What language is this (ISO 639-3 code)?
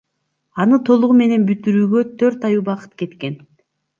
kir